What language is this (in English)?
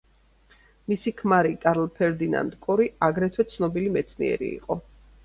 Georgian